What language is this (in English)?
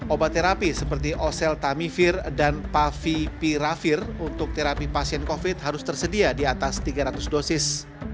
Indonesian